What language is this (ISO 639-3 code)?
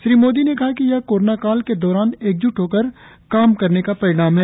hin